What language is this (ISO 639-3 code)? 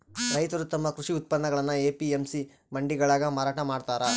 kan